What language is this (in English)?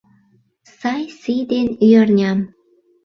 Mari